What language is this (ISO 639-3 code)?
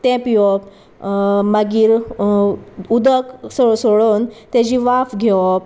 kok